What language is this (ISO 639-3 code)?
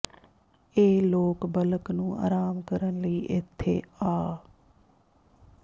pan